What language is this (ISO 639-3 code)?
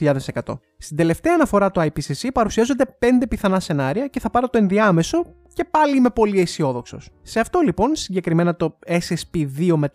ell